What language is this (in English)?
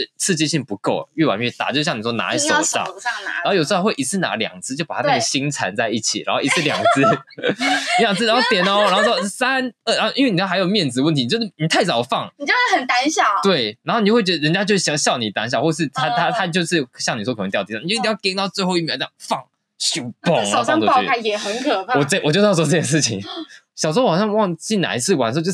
Chinese